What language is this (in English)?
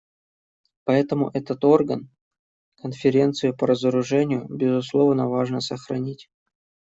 Russian